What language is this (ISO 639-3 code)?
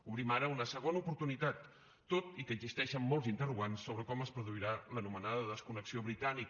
cat